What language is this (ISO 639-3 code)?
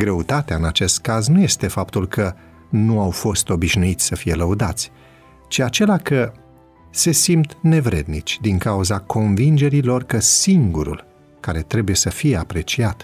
ron